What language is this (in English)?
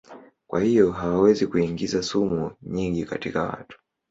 Swahili